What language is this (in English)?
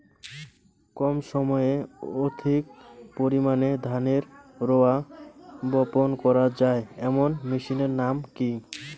Bangla